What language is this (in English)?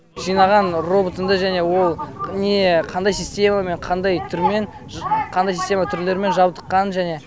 Kazakh